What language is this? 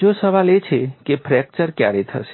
Gujarati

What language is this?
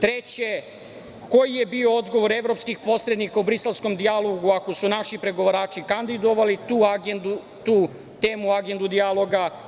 Serbian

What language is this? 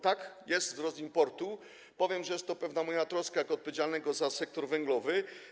Polish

